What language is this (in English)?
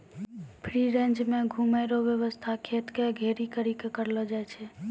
Maithili